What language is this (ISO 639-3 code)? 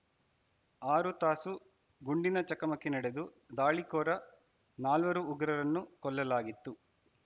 kan